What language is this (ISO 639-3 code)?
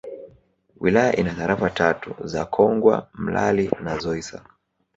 swa